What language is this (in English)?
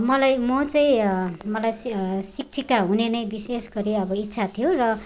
Nepali